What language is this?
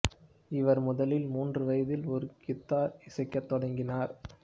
Tamil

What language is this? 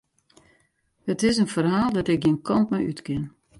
Western Frisian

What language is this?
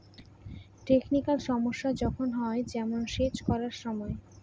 Bangla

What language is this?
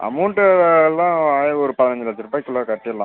Tamil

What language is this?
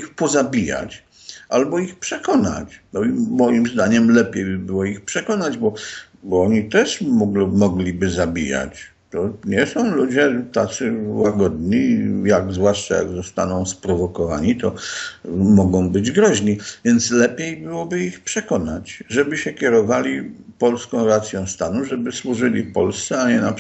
Polish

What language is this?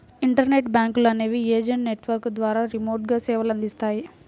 Telugu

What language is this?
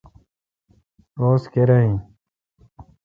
Kalkoti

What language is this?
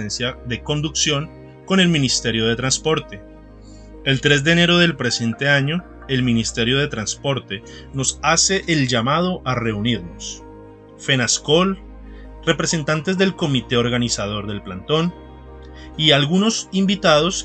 Spanish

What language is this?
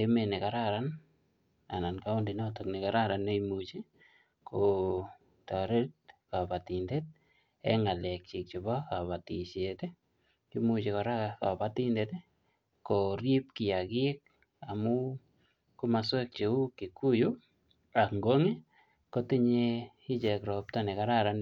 Kalenjin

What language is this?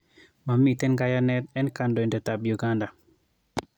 Kalenjin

